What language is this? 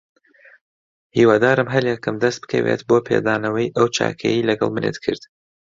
Central Kurdish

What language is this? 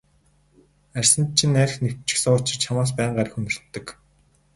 Mongolian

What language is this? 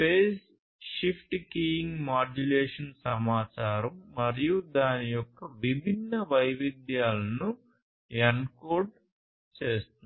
Telugu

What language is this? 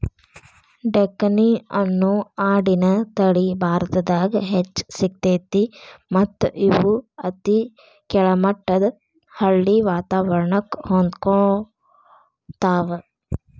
Kannada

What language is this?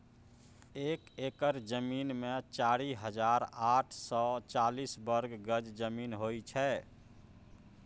Maithili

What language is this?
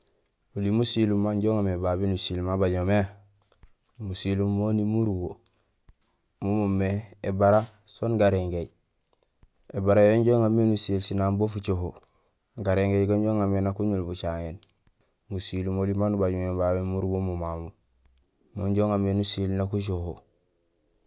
Gusilay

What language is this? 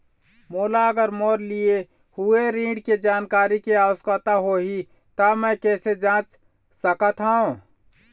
Chhattisgarhi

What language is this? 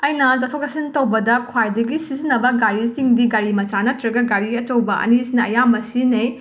Manipuri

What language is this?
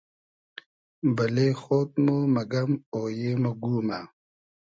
Hazaragi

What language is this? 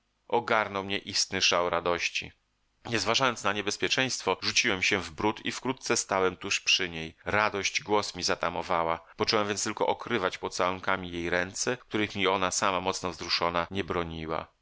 Polish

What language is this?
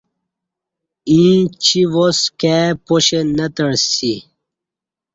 Kati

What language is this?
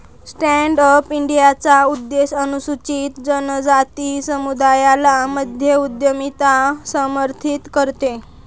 Marathi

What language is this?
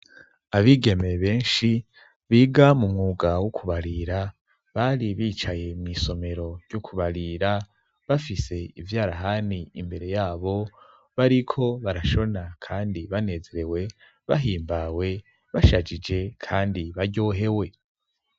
Rundi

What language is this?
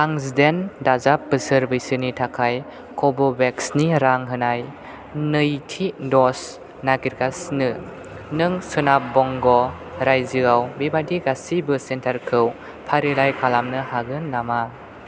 Bodo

